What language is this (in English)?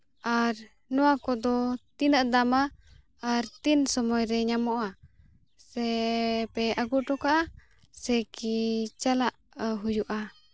Santali